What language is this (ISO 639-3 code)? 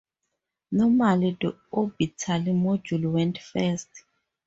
eng